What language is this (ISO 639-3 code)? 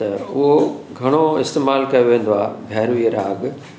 snd